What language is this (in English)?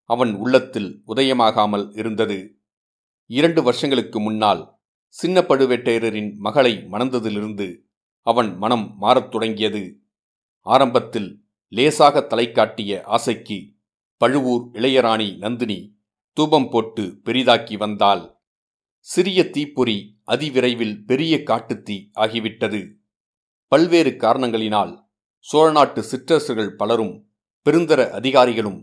Tamil